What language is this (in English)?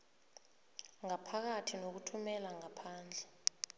South Ndebele